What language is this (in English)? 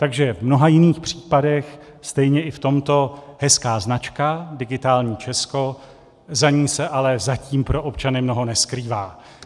Czech